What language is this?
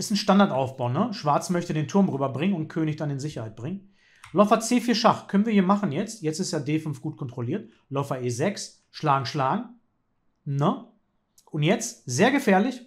German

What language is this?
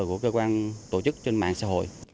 Vietnamese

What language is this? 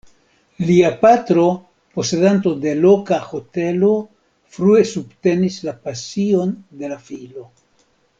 Esperanto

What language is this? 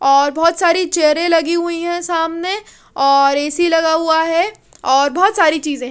Hindi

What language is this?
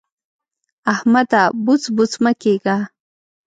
Pashto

